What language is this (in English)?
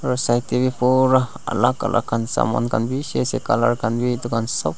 Naga Pidgin